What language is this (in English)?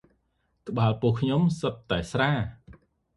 Khmer